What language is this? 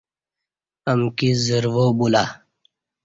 Kati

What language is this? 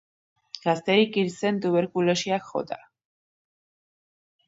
Basque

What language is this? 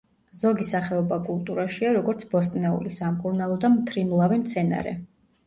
Georgian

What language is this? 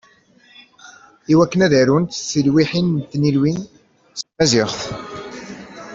Kabyle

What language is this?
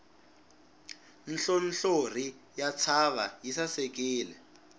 Tsonga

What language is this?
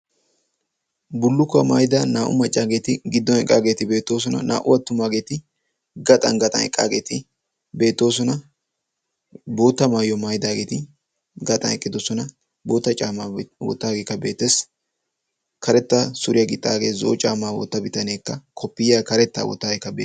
Wolaytta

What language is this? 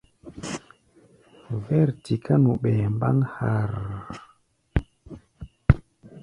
Gbaya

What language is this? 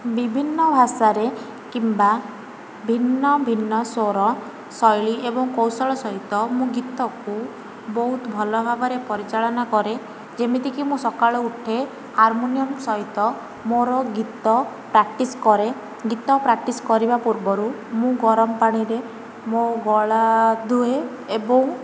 Odia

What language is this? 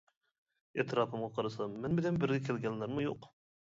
Uyghur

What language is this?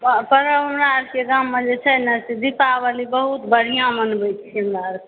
Maithili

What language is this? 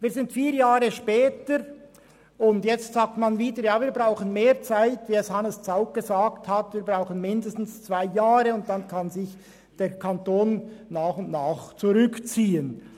Swiss German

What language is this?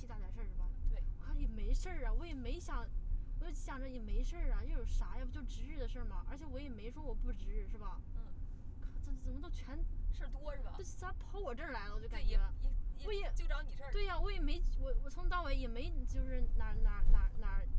Chinese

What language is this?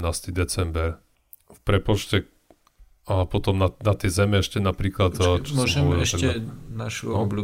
Slovak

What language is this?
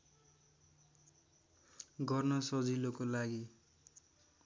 Nepali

